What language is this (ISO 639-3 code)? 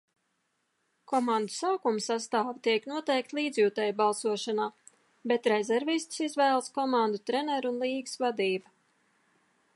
lav